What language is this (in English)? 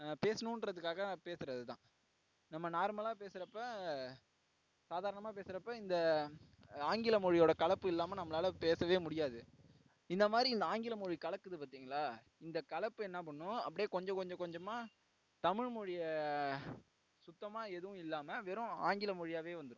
Tamil